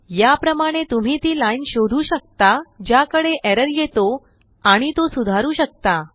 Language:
Marathi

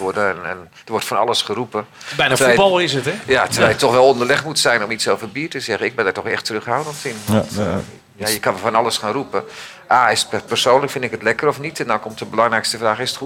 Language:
Dutch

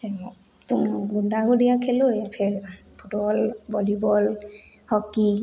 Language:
Hindi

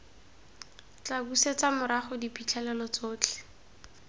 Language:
Tswana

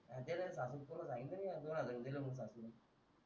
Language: Marathi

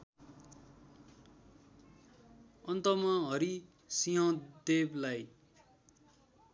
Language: Nepali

